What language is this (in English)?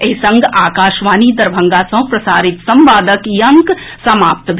Maithili